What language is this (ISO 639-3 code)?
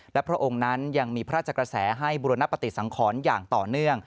tha